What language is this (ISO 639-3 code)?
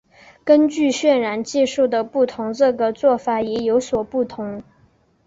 zho